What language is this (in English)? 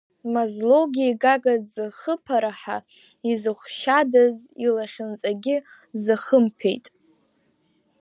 Abkhazian